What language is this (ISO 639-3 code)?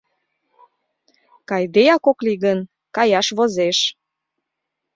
chm